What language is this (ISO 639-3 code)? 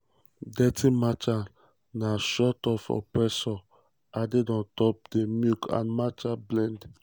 pcm